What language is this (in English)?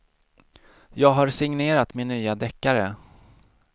Swedish